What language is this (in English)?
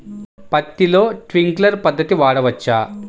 Telugu